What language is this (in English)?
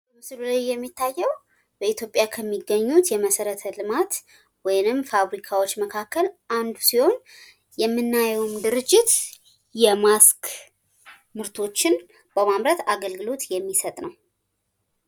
Amharic